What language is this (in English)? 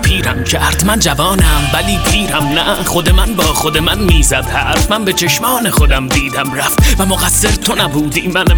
Persian